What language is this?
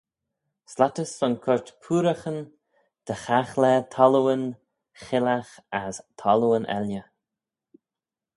Manx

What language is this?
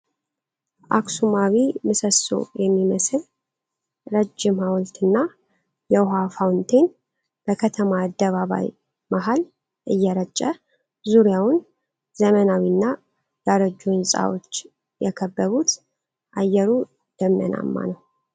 Amharic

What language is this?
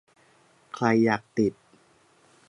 Thai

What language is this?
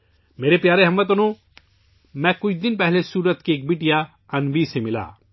Urdu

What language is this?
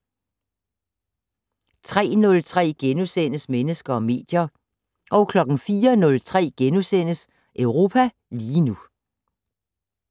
Danish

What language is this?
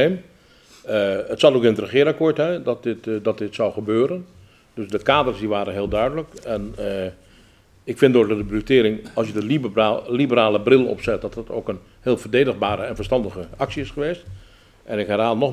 Dutch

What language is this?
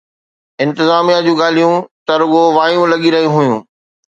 Sindhi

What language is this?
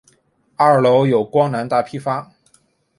Chinese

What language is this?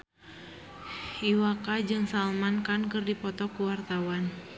Sundanese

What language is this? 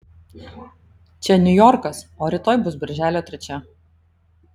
Lithuanian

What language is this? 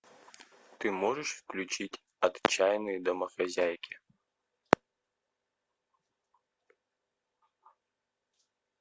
Russian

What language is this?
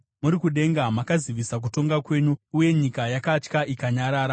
Shona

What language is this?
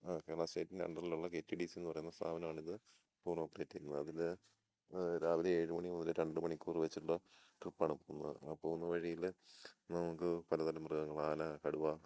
Malayalam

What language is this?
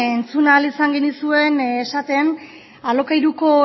Basque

